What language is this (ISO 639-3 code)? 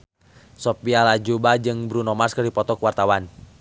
sun